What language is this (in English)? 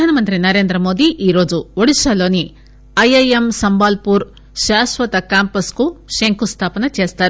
Telugu